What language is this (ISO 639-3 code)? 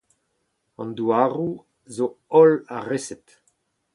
bre